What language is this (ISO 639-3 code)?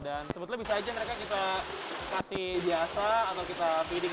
ind